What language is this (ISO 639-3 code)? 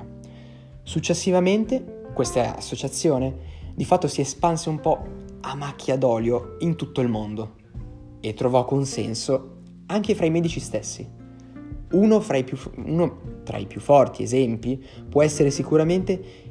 ita